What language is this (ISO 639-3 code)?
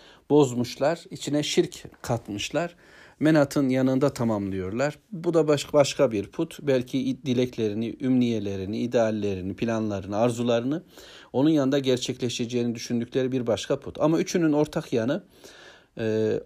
tur